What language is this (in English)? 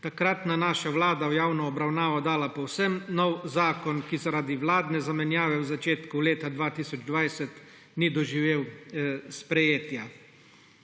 Slovenian